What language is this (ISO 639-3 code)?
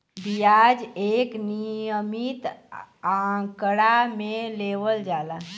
bho